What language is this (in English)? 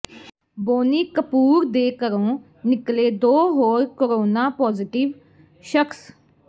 Punjabi